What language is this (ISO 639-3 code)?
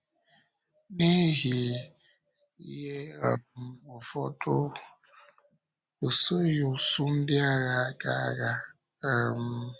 ibo